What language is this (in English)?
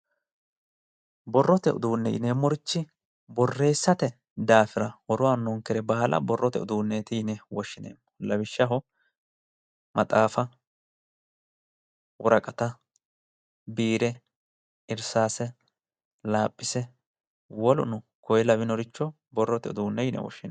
Sidamo